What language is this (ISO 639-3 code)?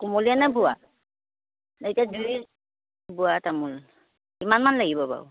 asm